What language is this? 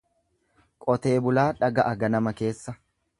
Oromo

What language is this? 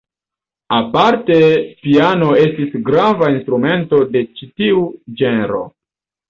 Esperanto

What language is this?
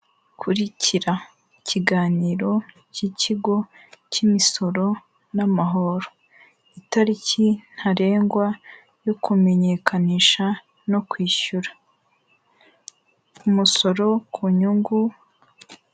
Kinyarwanda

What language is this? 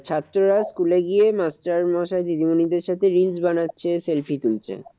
Bangla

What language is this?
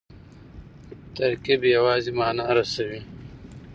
Pashto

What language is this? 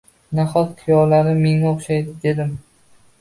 Uzbek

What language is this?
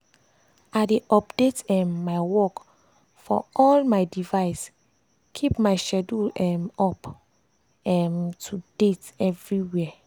Nigerian Pidgin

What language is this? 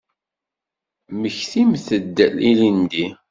Kabyle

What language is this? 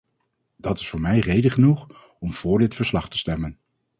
Dutch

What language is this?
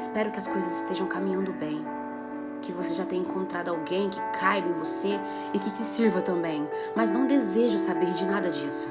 Portuguese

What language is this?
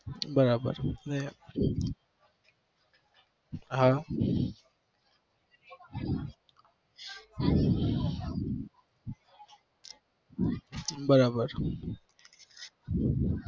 Gujarati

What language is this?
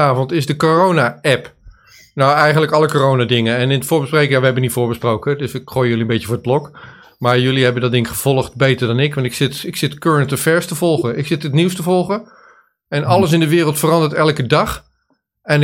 Dutch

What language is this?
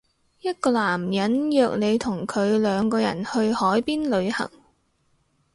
Cantonese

